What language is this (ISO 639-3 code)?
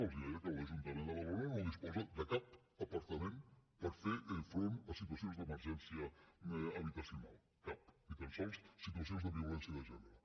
cat